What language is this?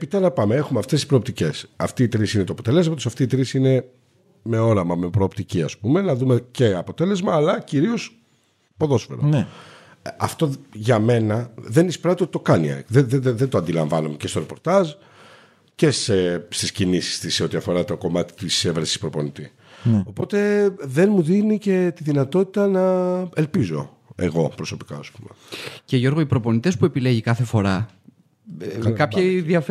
Greek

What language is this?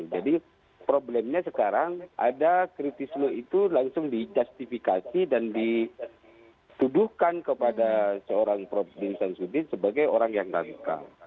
Indonesian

